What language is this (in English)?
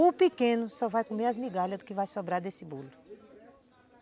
Portuguese